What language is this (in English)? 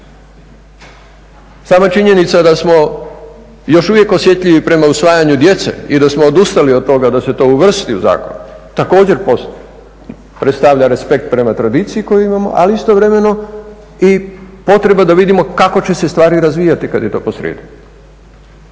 Croatian